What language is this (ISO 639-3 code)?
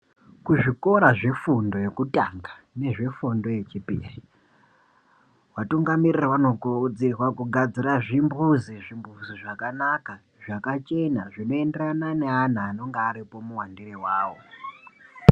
ndc